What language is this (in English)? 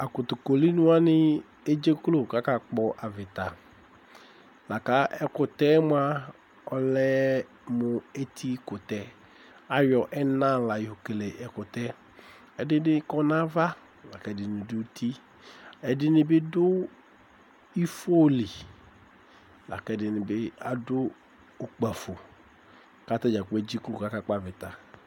Ikposo